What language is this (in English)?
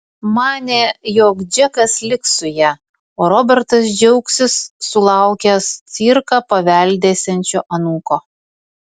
Lithuanian